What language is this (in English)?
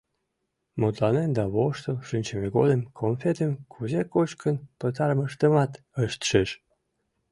Mari